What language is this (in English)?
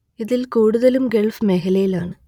Malayalam